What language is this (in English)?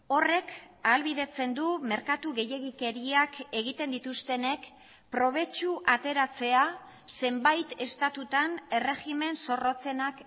Basque